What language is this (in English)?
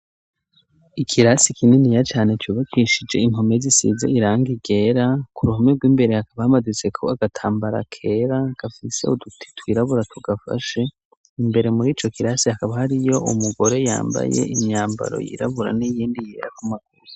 Rundi